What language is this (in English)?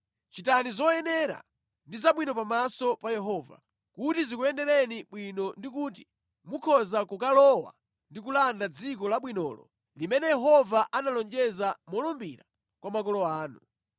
Nyanja